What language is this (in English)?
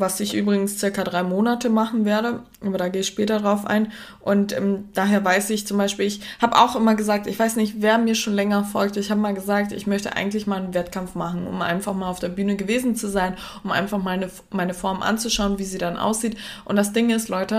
German